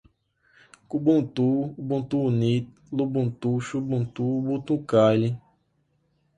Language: Portuguese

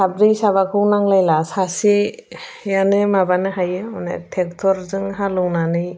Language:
Bodo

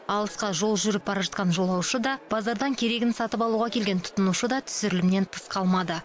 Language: Kazakh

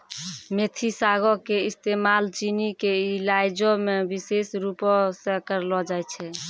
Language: Maithili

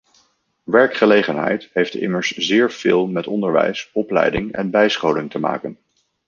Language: Dutch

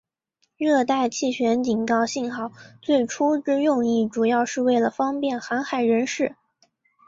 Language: Chinese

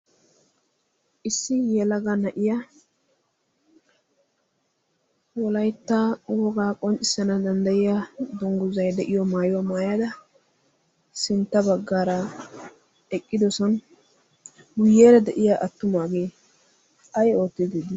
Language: Wolaytta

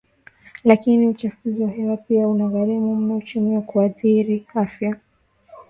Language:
Swahili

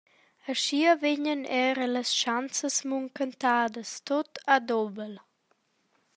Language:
Romansh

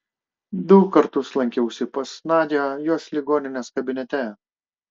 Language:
Lithuanian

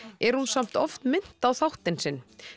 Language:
Icelandic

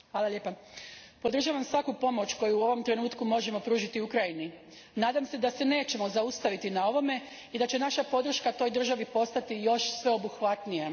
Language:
Croatian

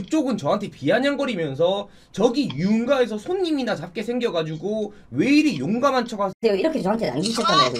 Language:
Korean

